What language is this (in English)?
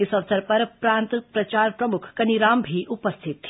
Hindi